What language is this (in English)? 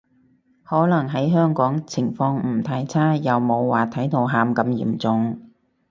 Cantonese